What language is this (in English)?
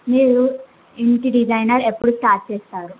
Telugu